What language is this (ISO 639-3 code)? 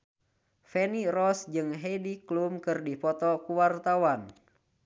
sun